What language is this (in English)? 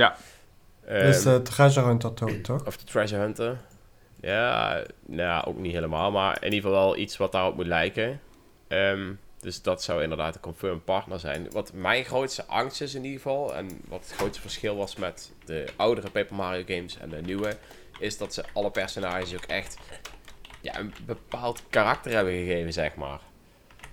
Dutch